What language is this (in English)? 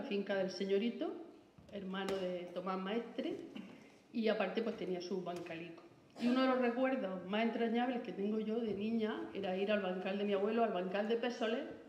Spanish